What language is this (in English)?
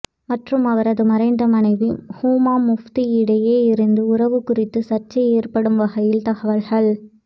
Tamil